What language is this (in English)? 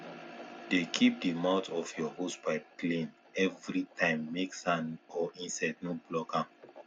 Nigerian Pidgin